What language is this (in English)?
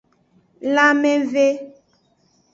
Aja (Benin)